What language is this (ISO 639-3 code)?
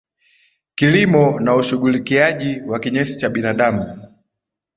swa